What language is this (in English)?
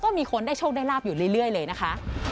Thai